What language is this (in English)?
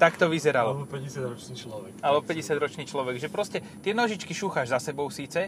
Slovak